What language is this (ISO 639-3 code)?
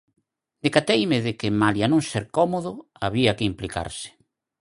glg